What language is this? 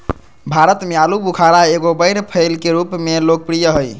Magahi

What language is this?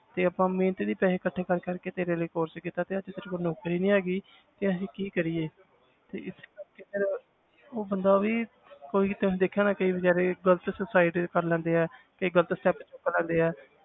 Punjabi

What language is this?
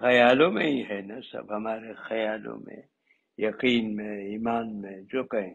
Urdu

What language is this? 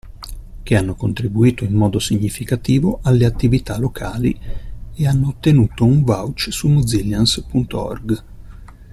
Italian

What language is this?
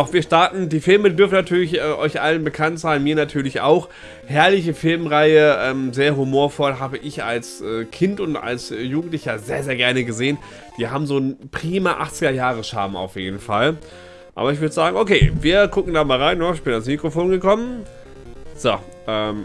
German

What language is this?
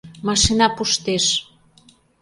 Mari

